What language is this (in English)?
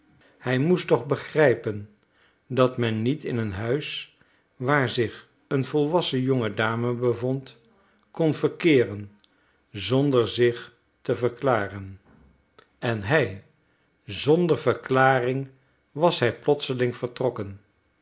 Dutch